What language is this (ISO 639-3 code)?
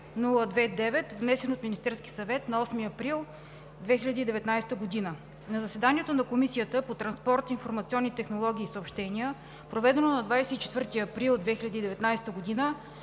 bul